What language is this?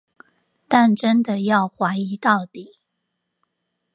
Chinese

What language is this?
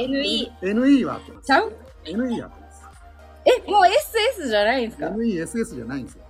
Japanese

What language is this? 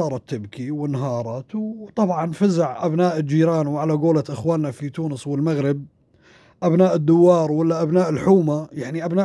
Arabic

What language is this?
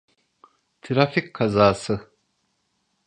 Turkish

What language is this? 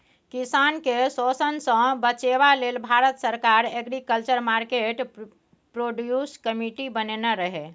Maithili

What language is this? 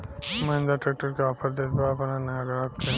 Bhojpuri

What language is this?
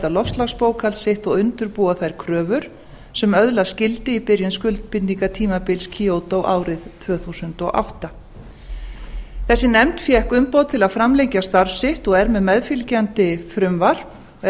Icelandic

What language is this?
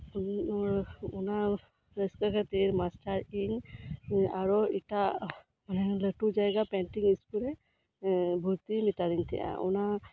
Santali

